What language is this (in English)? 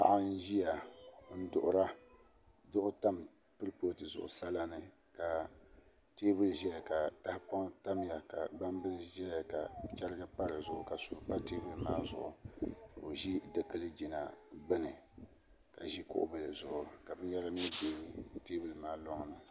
Dagbani